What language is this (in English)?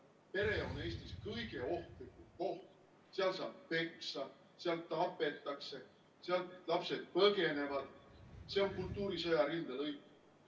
Estonian